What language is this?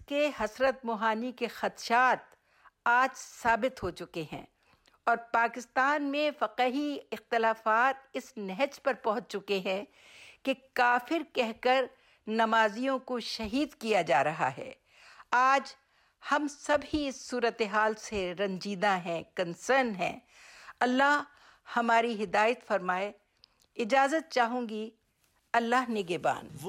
Urdu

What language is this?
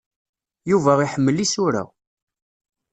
Kabyle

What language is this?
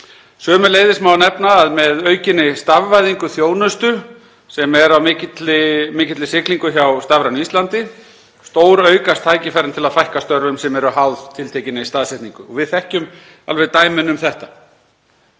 Icelandic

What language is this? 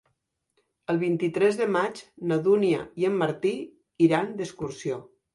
Catalan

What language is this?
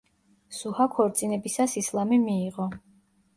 Georgian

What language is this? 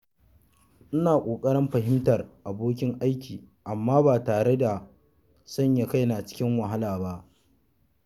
Hausa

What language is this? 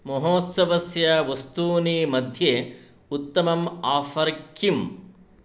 Sanskrit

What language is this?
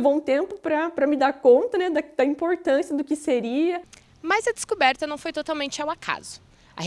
Portuguese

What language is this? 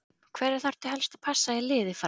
Icelandic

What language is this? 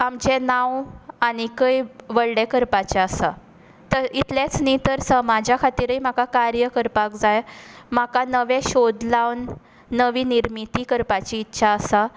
Konkani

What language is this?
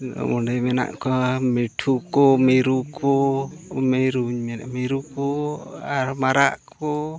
Santali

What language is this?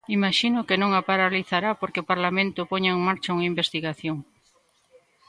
Galician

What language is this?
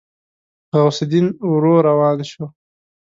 Pashto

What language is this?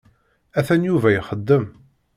Kabyle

